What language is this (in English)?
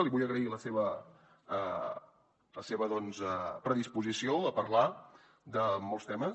Catalan